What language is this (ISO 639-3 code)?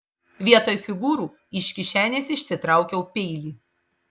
lit